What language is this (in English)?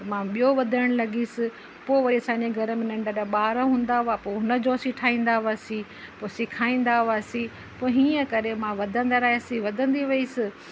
Sindhi